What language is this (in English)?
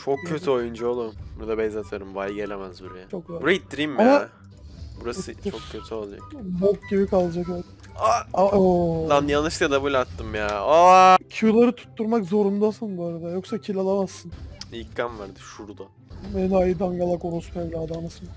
Turkish